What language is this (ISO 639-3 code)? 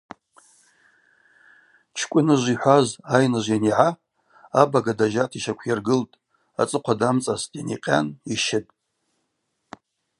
abq